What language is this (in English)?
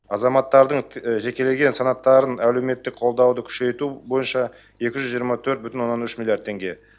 Kazakh